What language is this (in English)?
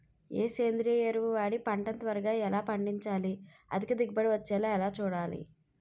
Telugu